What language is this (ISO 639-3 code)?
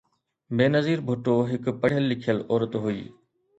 snd